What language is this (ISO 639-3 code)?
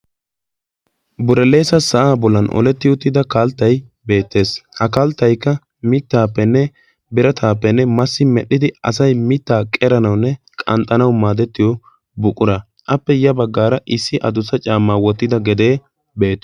wal